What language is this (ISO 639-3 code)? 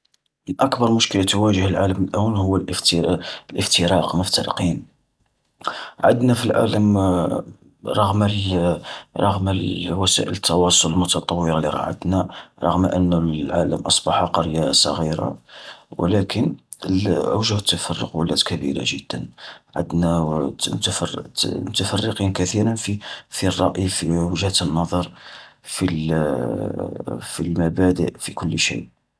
arq